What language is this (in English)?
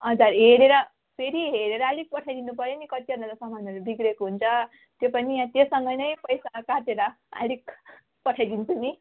Nepali